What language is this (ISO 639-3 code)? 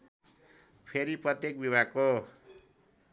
nep